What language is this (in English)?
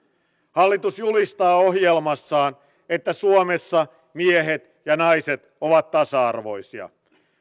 Finnish